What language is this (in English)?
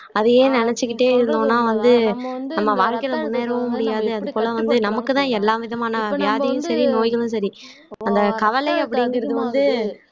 Tamil